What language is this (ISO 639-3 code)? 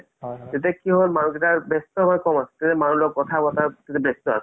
asm